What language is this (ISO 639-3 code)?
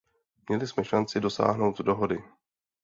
ces